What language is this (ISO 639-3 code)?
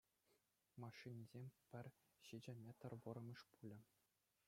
chv